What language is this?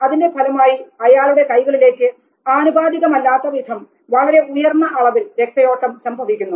Malayalam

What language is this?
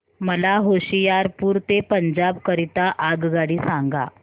Marathi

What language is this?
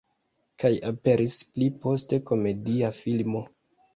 Esperanto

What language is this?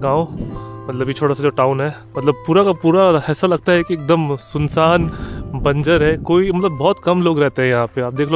Hindi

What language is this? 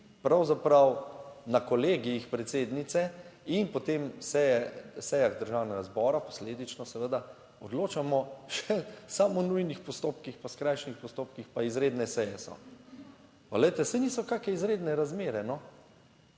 Slovenian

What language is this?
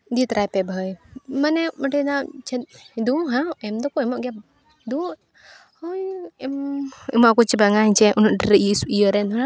Santali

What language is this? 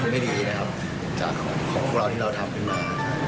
Thai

